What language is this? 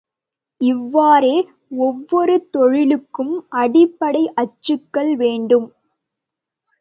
Tamil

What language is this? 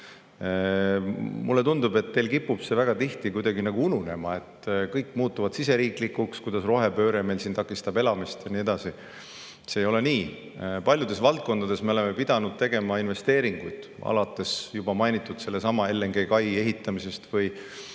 Estonian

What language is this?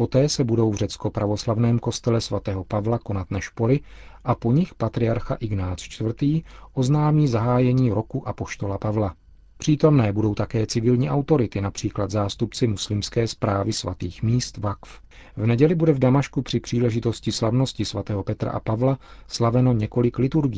Czech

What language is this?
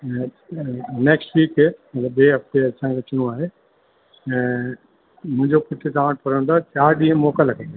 Sindhi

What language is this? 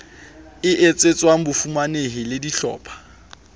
Southern Sotho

